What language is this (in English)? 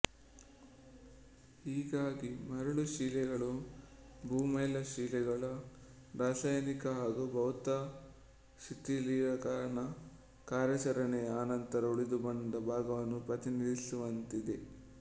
Kannada